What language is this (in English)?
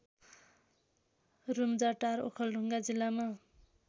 Nepali